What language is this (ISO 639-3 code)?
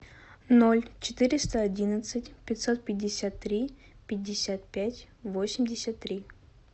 rus